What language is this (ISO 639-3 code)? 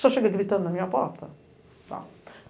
por